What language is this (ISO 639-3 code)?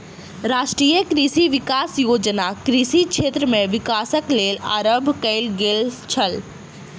mai